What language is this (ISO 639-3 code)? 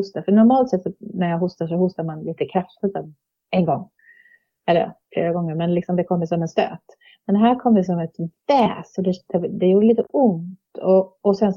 swe